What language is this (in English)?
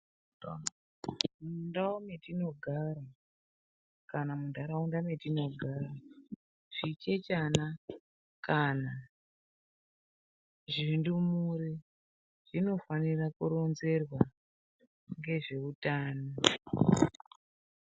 Ndau